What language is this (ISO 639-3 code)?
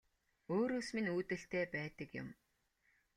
mon